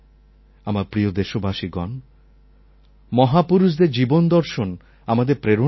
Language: Bangla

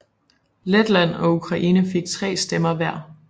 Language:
Danish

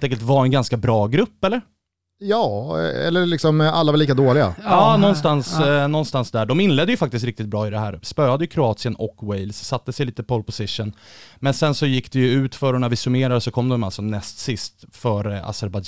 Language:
Swedish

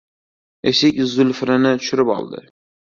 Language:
Uzbek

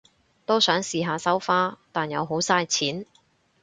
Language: Cantonese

